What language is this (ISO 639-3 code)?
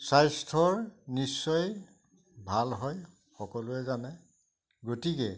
asm